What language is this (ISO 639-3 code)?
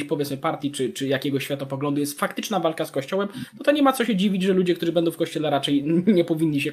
pol